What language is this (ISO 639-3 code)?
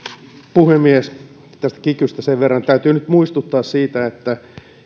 fin